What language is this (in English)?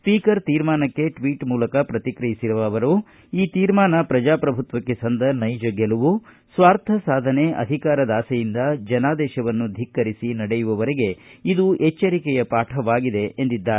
Kannada